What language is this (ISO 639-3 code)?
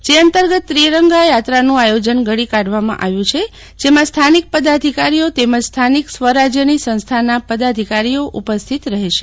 guj